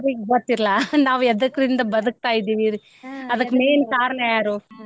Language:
Kannada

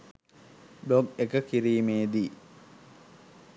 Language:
Sinhala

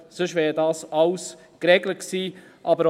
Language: Swiss German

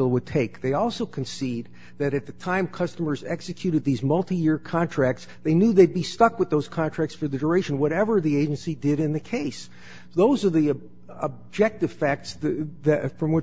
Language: English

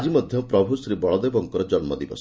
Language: Odia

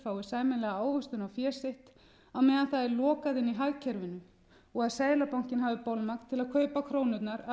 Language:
Icelandic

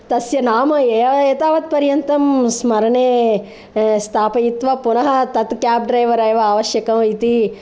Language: Sanskrit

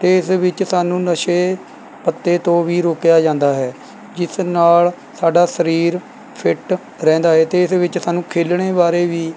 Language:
Punjabi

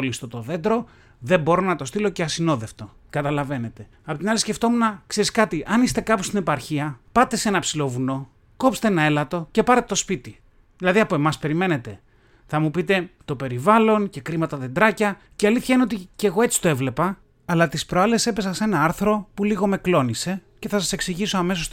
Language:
Greek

